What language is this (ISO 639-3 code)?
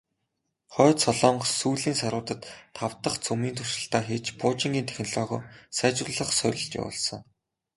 mon